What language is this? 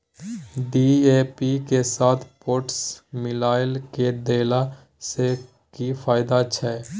Maithili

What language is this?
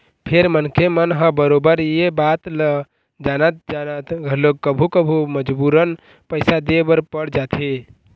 Chhattisgarhi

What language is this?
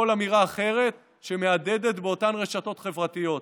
Hebrew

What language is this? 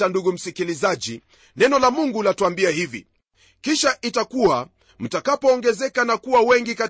Swahili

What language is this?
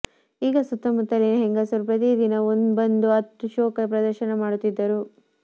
Kannada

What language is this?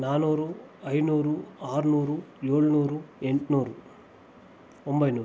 Kannada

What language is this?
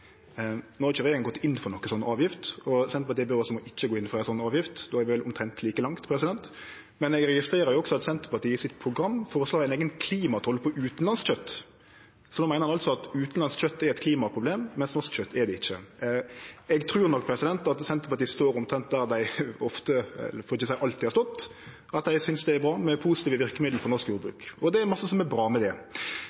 Norwegian Nynorsk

